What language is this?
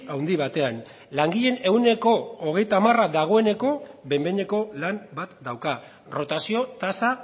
Basque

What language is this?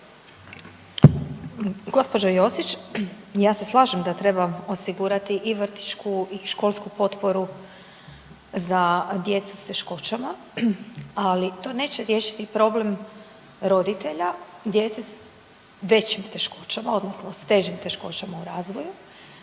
Croatian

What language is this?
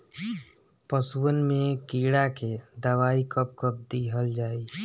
Bhojpuri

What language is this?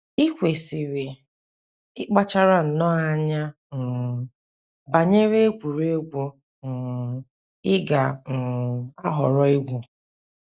Igbo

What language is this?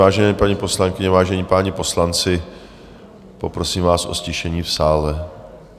Czech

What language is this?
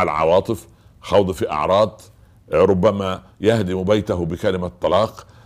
Arabic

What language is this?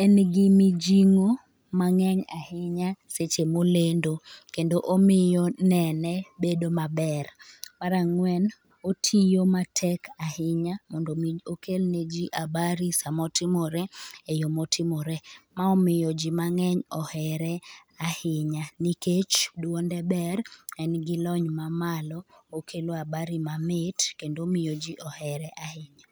Luo (Kenya and Tanzania)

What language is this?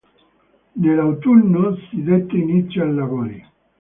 Italian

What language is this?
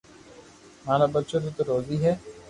Loarki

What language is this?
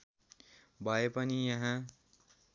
Nepali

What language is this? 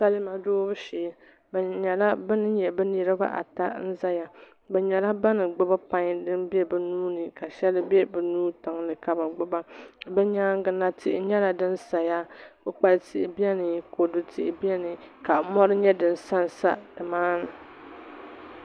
Dagbani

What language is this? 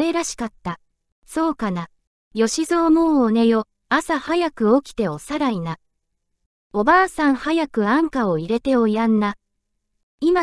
Japanese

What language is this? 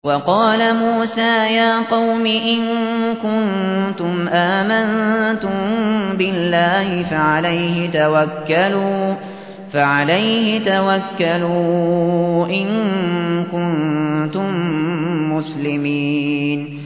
Arabic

